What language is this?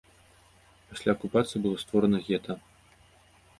Belarusian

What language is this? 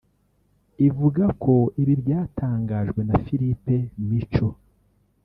Kinyarwanda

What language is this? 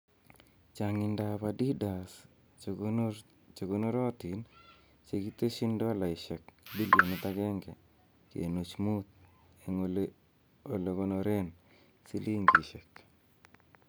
Kalenjin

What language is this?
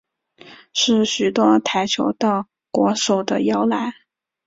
Chinese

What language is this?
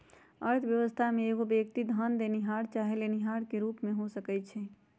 Magahi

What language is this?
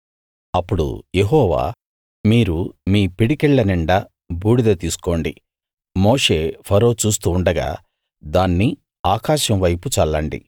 Telugu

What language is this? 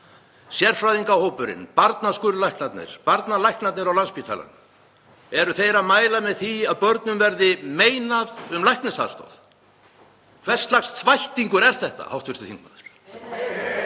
Icelandic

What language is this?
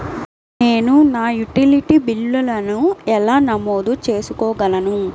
Telugu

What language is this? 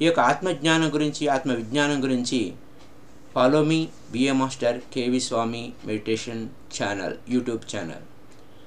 Telugu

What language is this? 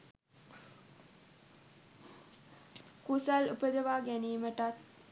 Sinhala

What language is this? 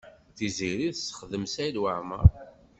Kabyle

